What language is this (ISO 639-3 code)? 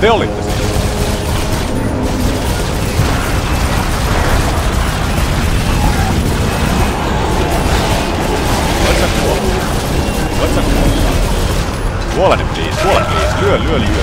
fin